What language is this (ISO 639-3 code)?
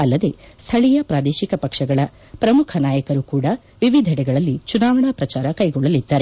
kan